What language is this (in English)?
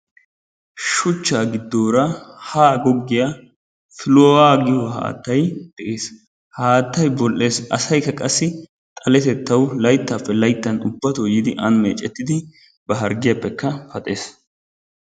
Wolaytta